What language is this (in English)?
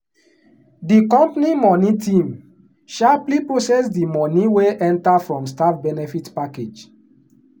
Nigerian Pidgin